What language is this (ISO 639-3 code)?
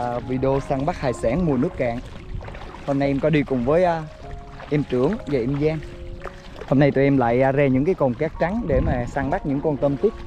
vie